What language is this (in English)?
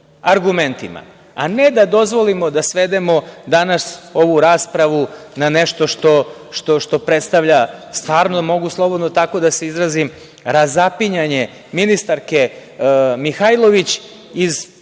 Serbian